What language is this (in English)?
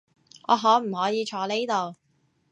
Cantonese